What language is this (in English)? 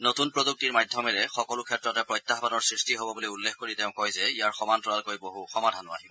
Assamese